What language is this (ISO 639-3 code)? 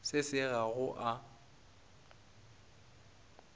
nso